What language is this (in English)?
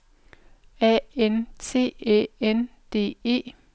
Danish